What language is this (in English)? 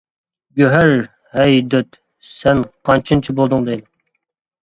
Uyghur